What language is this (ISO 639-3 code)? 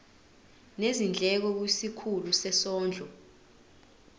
zul